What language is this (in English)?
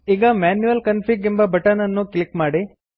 Kannada